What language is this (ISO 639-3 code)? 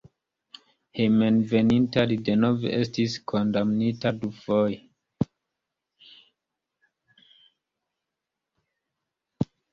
epo